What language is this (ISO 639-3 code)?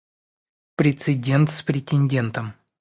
rus